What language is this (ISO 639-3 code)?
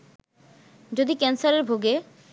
ben